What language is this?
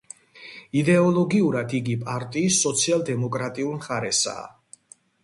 Georgian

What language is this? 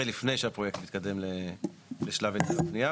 Hebrew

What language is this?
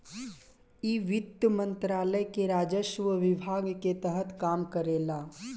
Bhojpuri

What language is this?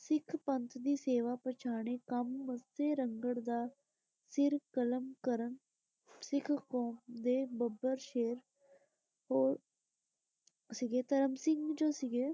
Punjabi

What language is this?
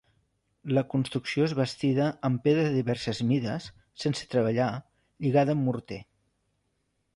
Catalan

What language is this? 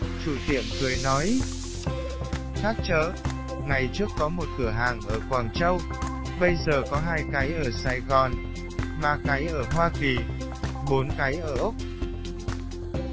Vietnamese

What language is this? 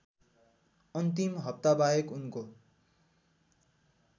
Nepali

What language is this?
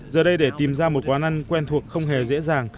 Vietnamese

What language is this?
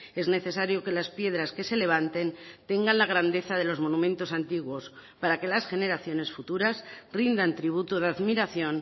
Spanish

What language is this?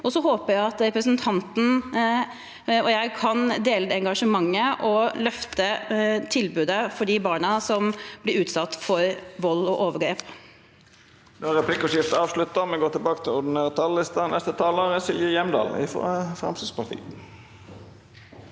Norwegian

